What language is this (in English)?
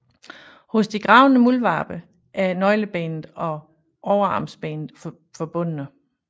Danish